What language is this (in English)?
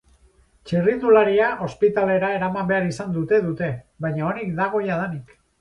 Basque